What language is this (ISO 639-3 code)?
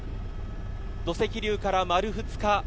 jpn